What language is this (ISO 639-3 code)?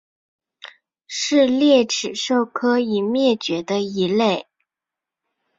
zho